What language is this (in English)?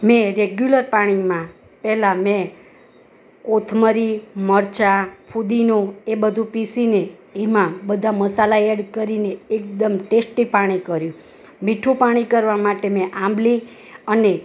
Gujarati